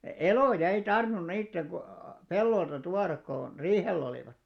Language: Finnish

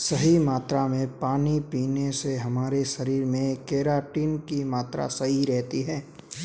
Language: Hindi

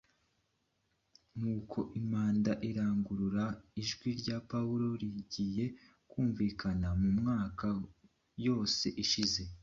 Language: Kinyarwanda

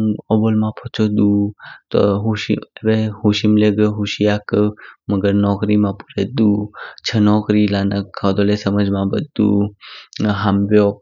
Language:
Kinnauri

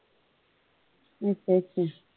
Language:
Punjabi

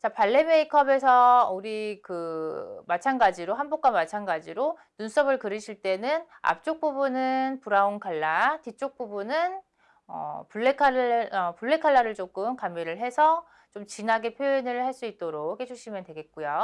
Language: Korean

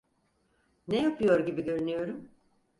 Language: Turkish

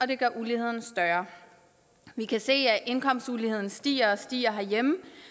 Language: Danish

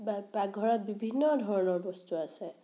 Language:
Assamese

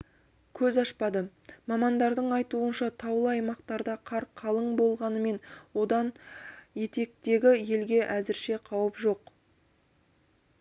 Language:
Kazakh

